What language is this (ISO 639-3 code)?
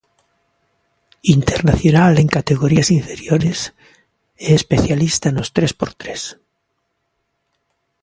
glg